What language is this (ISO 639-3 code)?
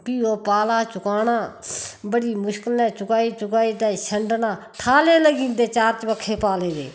doi